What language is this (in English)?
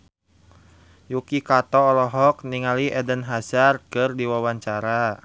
Sundanese